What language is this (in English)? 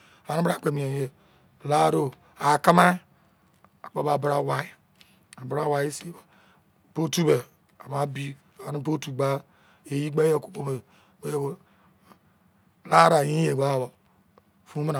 Izon